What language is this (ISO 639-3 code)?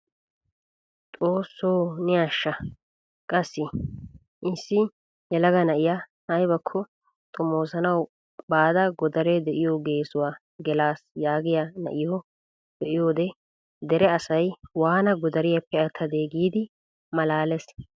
wal